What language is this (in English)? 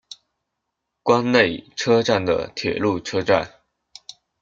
Chinese